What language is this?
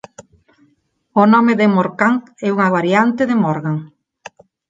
Galician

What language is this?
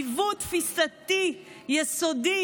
Hebrew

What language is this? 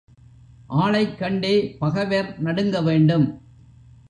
Tamil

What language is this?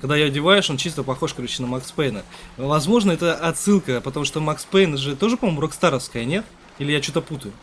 Russian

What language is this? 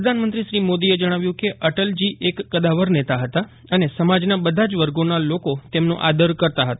Gujarati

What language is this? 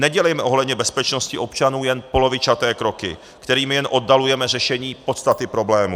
Czech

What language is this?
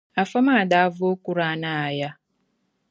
Dagbani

